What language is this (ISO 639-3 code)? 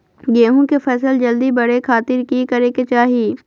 mag